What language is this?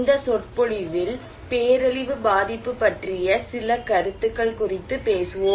Tamil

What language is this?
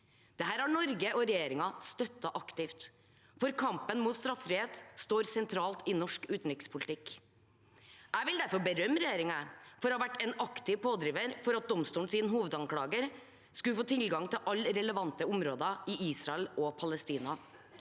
Norwegian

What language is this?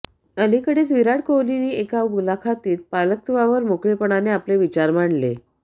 Marathi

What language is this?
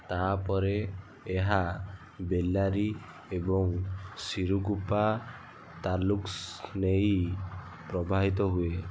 Odia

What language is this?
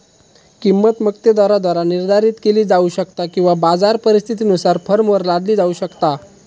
Marathi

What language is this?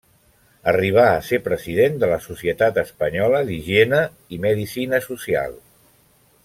Catalan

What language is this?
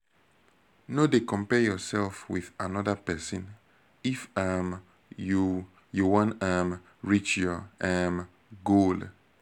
Nigerian Pidgin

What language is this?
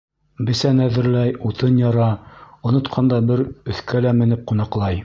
Bashkir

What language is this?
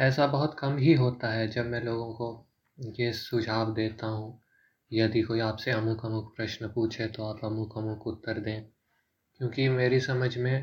Hindi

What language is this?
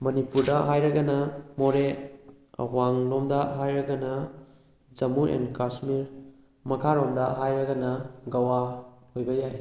Manipuri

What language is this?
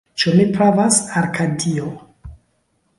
Esperanto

